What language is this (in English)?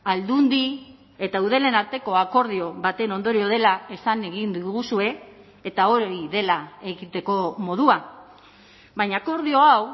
Basque